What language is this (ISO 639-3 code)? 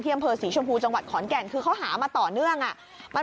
tha